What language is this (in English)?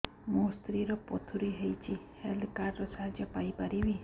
Odia